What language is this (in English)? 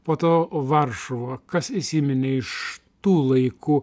Lithuanian